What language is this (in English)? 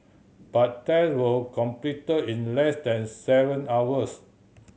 English